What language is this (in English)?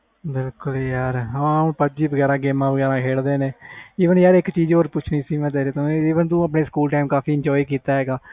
Punjabi